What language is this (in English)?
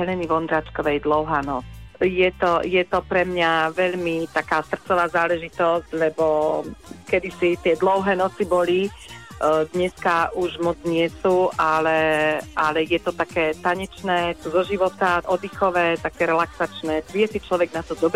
Slovak